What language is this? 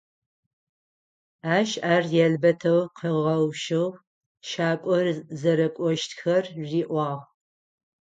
Adyghe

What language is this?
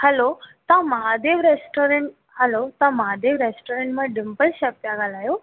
Sindhi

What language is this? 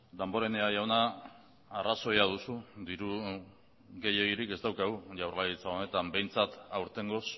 Basque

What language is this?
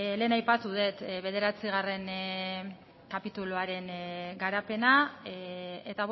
Basque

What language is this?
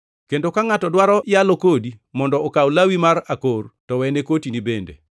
Luo (Kenya and Tanzania)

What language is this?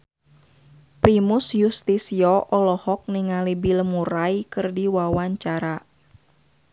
Sundanese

